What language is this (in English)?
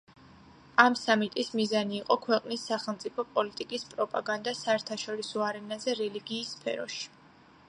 Georgian